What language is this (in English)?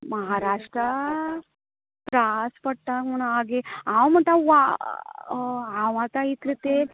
Konkani